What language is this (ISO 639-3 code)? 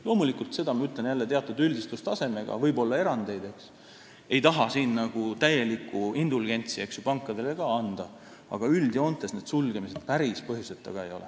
est